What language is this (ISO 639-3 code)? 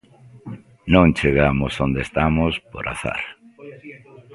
glg